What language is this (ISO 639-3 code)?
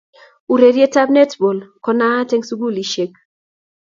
kln